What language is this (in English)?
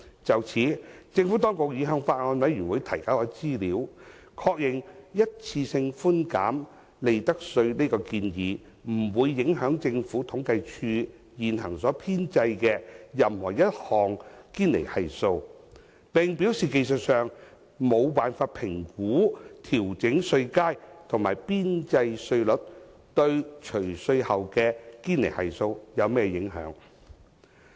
Cantonese